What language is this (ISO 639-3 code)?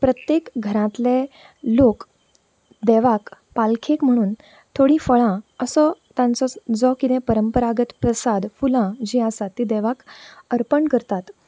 kok